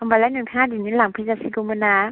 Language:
Bodo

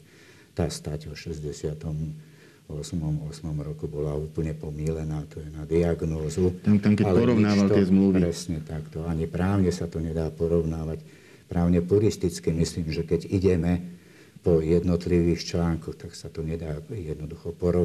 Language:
Slovak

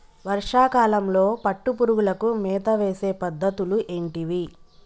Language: Telugu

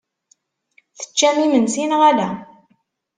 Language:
Kabyle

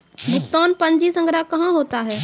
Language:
Maithili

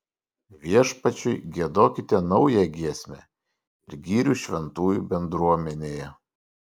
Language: Lithuanian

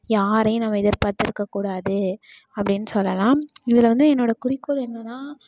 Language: Tamil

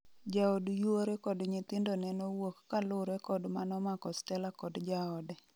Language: Luo (Kenya and Tanzania)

